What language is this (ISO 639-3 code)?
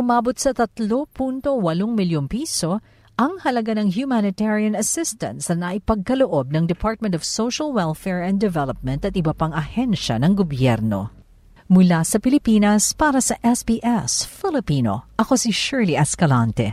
fil